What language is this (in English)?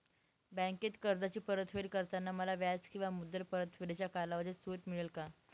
Marathi